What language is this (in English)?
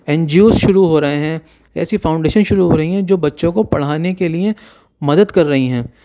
Urdu